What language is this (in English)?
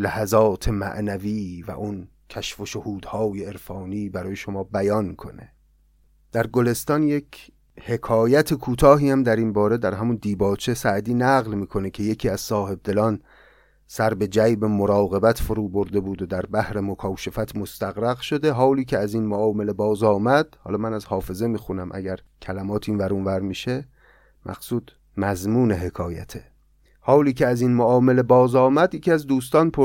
Persian